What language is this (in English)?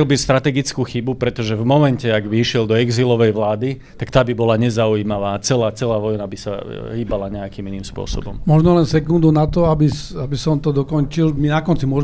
Slovak